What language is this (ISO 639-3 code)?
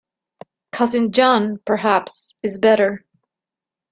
eng